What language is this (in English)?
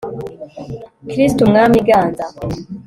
Kinyarwanda